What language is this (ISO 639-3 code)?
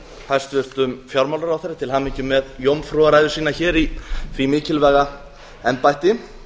isl